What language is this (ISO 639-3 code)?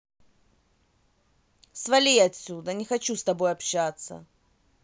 rus